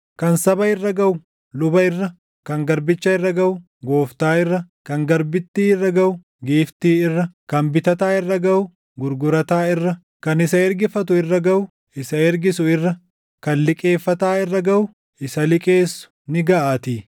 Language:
Oromo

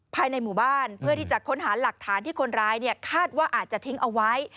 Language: Thai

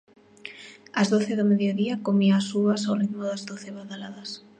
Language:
Galician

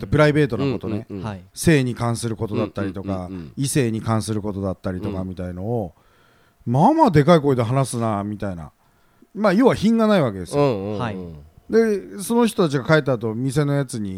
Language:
Japanese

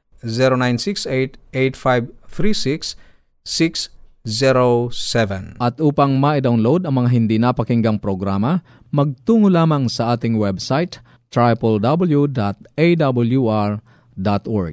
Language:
Filipino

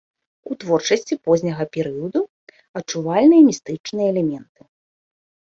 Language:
Belarusian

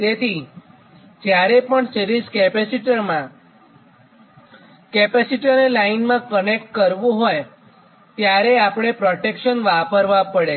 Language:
Gujarati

